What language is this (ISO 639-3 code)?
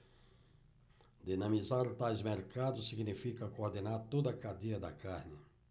por